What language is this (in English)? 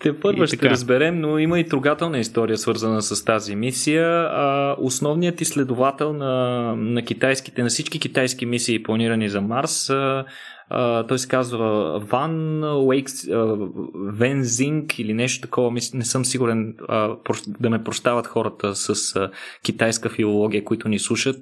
Bulgarian